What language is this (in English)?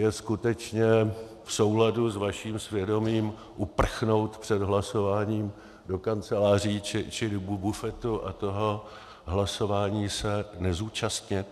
Czech